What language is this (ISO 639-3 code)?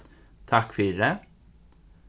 fao